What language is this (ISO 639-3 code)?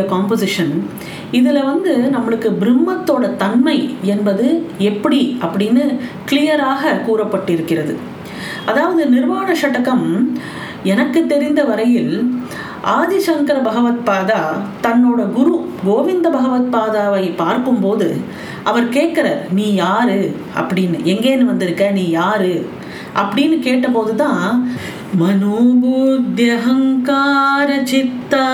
tam